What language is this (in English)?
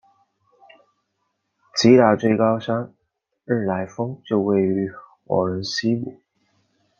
Chinese